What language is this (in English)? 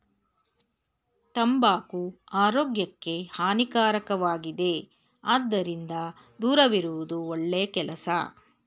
Kannada